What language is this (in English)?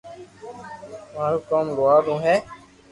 Loarki